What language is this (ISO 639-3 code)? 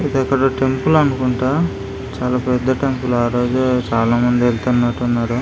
tel